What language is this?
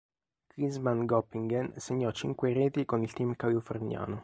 Italian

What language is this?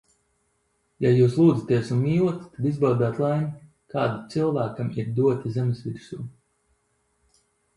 Latvian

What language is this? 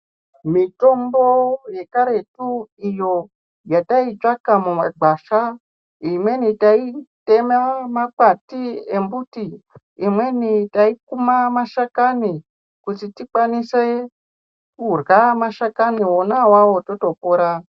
Ndau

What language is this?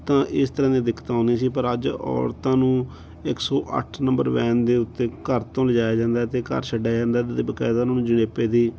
Punjabi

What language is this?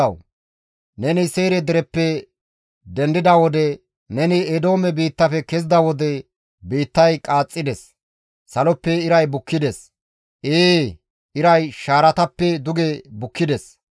Gamo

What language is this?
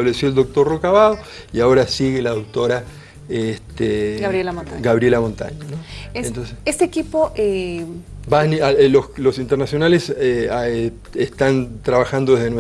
Spanish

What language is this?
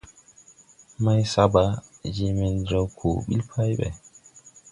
Tupuri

